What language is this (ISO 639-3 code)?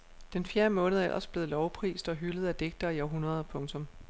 dan